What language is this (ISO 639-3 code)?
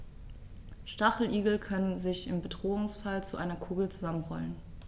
deu